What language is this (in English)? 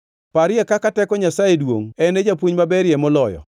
Luo (Kenya and Tanzania)